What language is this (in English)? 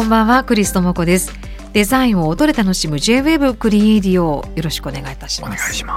Japanese